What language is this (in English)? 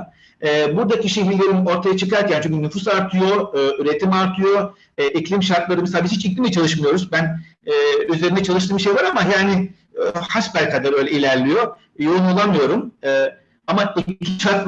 Turkish